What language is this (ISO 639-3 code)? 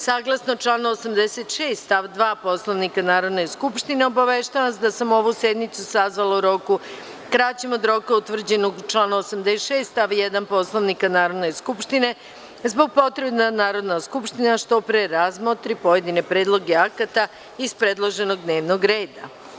srp